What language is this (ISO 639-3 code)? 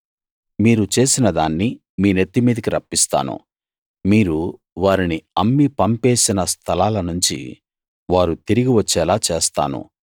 tel